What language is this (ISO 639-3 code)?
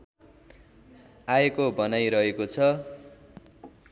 nep